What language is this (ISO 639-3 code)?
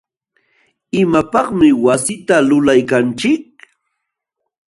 qxw